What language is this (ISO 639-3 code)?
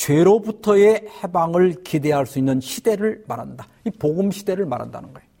kor